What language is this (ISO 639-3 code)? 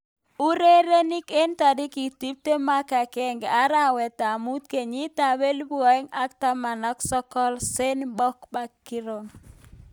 kln